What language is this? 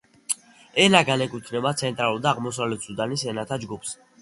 Georgian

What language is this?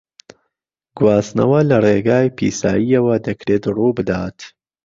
Central Kurdish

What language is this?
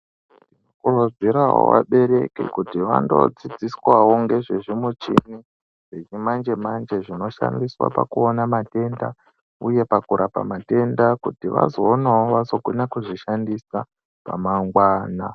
Ndau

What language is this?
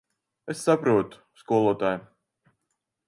Latvian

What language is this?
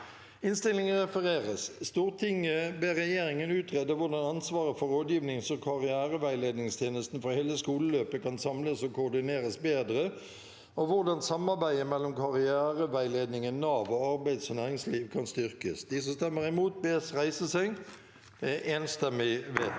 Norwegian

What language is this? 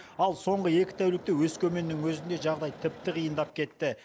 Kazakh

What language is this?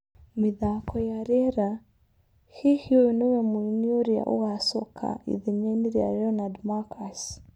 Kikuyu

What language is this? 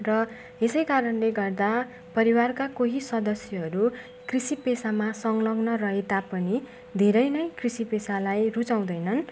Nepali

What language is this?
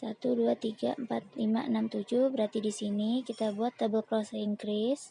Indonesian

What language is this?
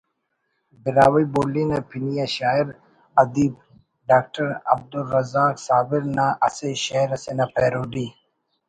Brahui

